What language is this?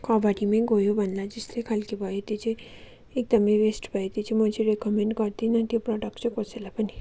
Nepali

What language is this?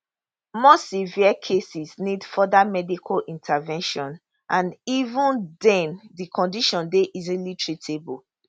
Nigerian Pidgin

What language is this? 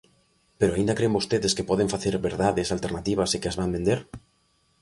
Galician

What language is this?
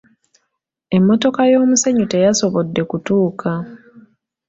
Ganda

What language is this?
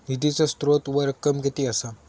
Marathi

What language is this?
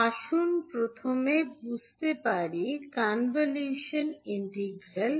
Bangla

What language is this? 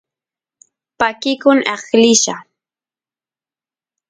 Santiago del Estero Quichua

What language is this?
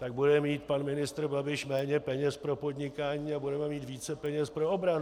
Czech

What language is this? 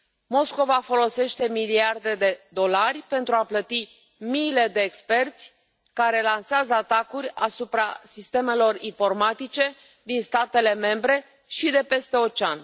Romanian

